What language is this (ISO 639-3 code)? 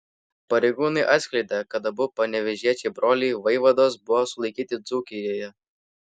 lit